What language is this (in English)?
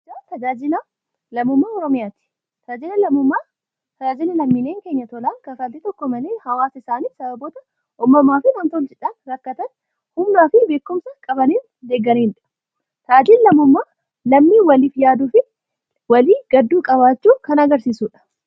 Oromo